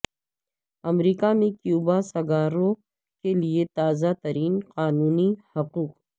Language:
Urdu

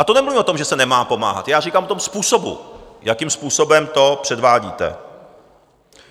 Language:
Czech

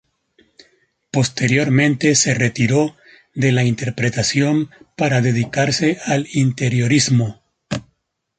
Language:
Spanish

